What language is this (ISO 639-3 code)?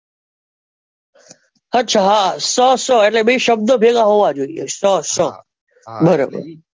guj